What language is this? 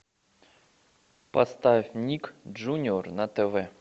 Russian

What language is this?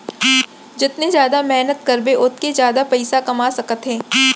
Chhattisgarhi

